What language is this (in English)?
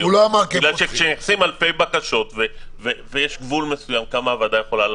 Hebrew